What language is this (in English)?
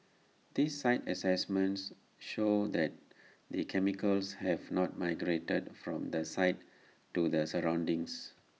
English